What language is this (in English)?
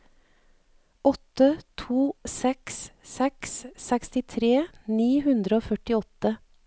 Norwegian